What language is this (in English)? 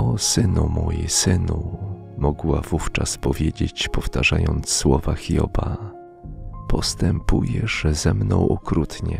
Polish